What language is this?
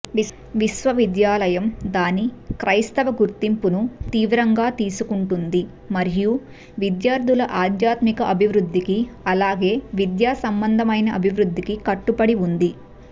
Telugu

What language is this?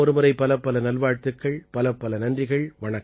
Tamil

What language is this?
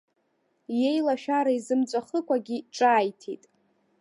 Abkhazian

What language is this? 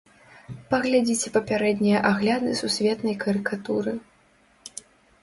Belarusian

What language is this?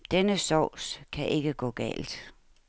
Danish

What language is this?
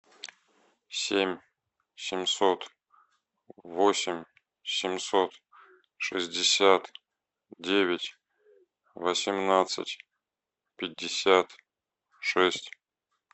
Russian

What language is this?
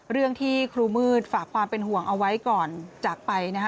Thai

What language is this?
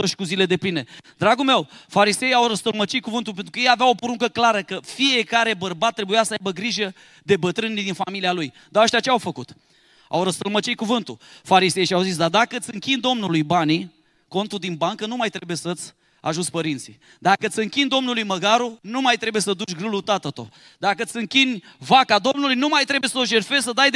Romanian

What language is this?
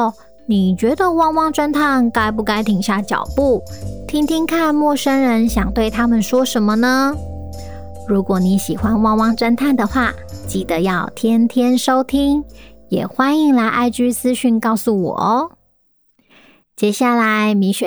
Chinese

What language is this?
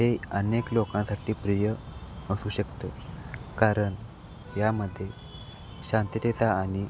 Marathi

